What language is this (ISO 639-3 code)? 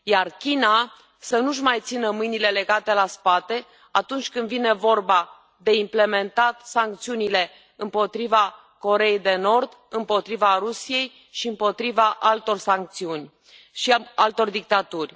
ron